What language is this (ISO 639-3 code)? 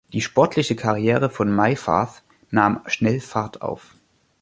deu